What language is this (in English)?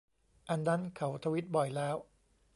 Thai